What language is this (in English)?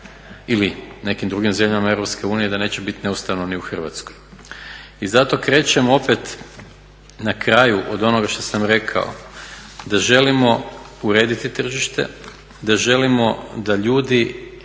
Croatian